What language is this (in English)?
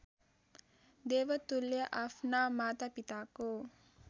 Nepali